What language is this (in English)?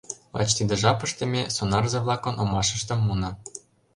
Mari